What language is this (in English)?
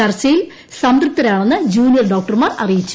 Malayalam